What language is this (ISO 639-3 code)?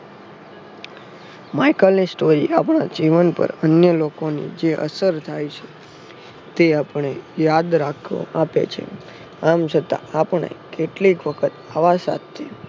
guj